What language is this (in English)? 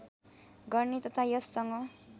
Nepali